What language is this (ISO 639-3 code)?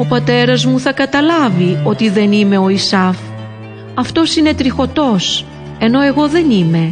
ell